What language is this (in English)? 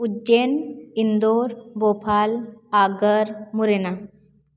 Hindi